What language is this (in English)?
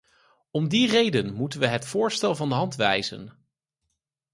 Dutch